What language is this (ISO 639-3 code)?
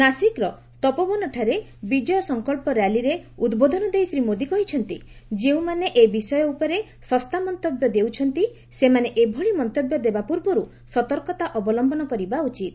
ori